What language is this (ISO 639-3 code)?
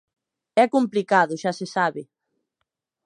glg